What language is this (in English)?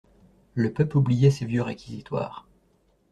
French